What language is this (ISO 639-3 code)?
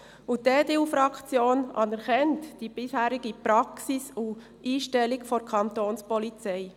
gsw